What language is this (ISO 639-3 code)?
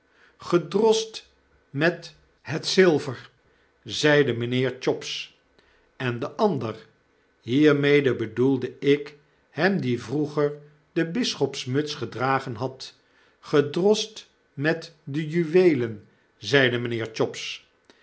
nld